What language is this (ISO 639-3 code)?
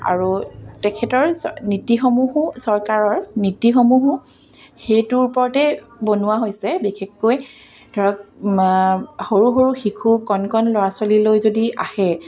asm